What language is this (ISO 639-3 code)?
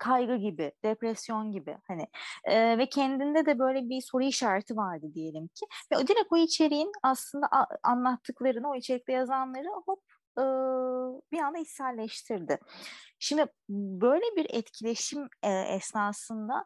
tur